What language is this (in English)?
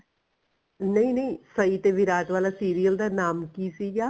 Punjabi